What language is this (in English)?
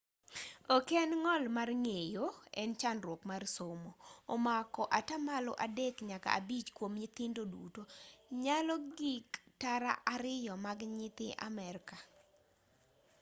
Luo (Kenya and Tanzania)